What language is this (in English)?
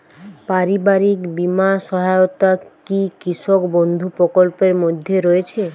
Bangla